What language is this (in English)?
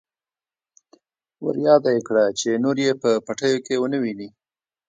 Pashto